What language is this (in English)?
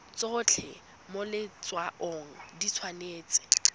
Tswana